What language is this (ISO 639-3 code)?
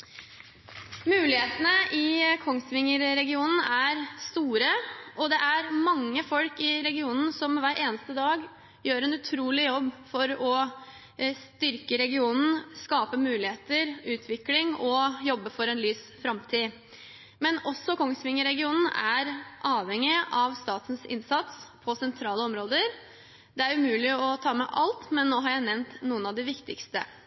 nob